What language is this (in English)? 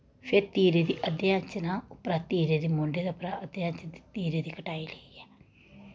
Dogri